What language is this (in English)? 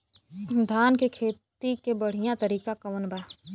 Bhojpuri